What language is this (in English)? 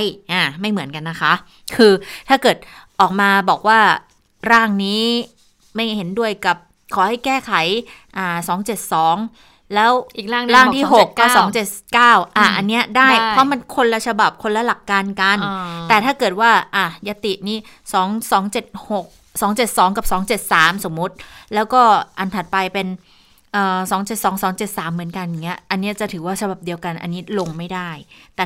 Thai